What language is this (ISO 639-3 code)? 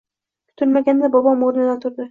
uzb